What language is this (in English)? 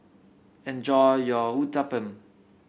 English